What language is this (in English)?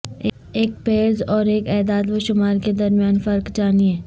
Urdu